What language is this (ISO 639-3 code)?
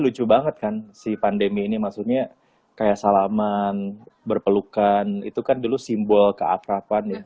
ind